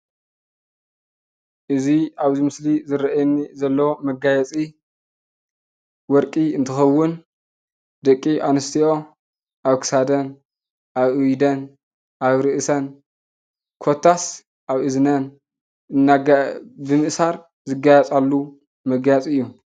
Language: Tigrinya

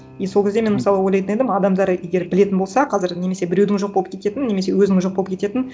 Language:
Kazakh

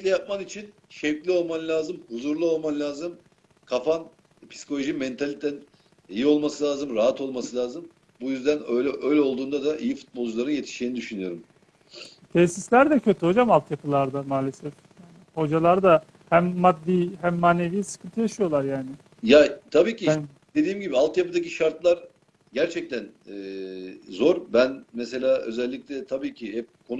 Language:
Turkish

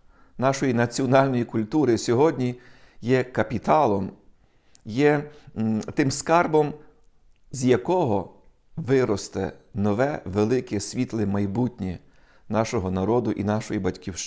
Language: Ukrainian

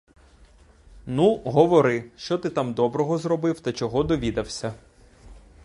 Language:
Ukrainian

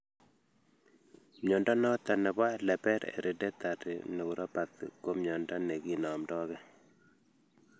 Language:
Kalenjin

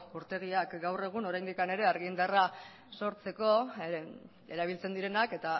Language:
Basque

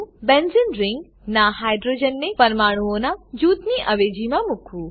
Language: Gujarati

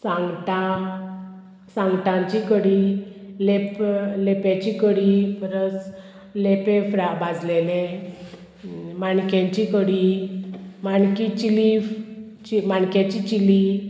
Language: Konkani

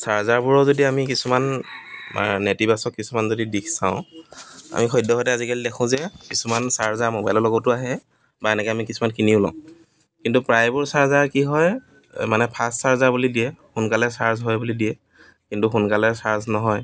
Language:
Assamese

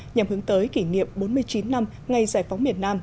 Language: Vietnamese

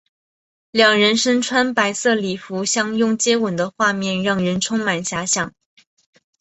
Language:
Chinese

